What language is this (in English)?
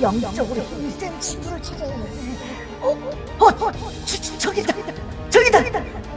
Korean